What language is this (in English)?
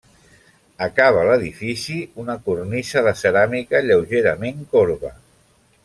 Catalan